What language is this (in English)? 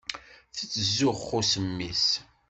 Kabyle